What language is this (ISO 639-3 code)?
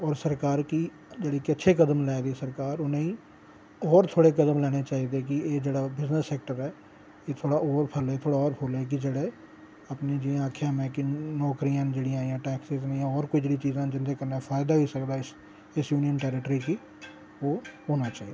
doi